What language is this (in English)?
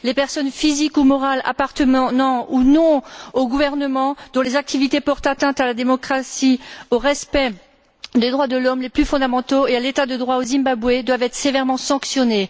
French